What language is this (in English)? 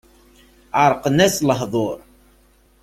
Kabyle